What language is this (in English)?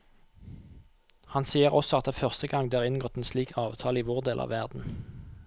Norwegian